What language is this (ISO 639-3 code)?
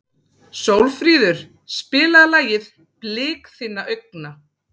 isl